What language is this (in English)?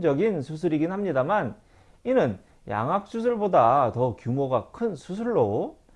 Korean